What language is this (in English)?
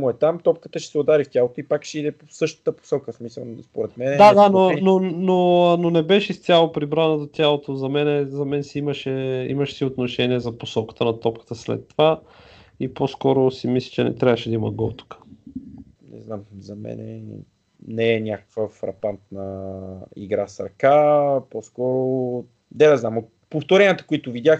Bulgarian